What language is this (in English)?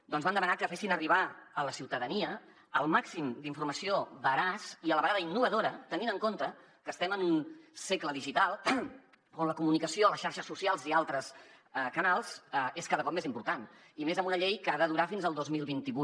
Catalan